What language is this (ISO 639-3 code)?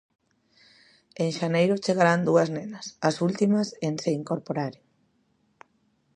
glg